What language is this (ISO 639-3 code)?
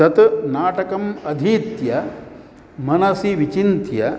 san